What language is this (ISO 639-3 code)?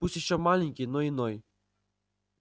rus